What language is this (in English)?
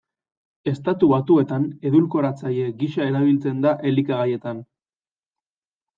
Basque